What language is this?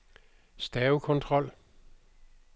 Danish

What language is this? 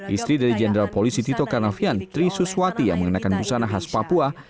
Indonesian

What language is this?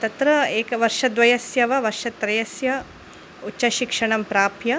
Sanskrit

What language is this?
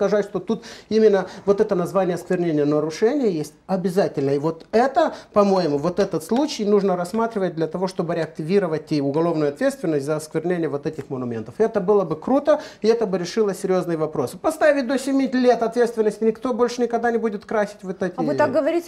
Russian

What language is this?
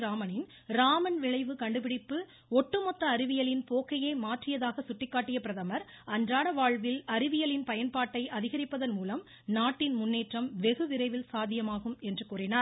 Tamil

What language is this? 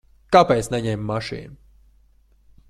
Latvian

